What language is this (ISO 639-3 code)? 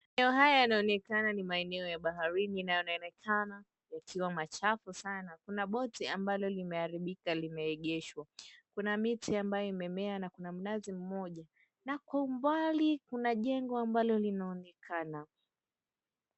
swa